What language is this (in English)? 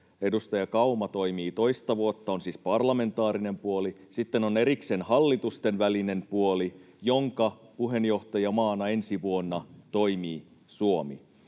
Finnish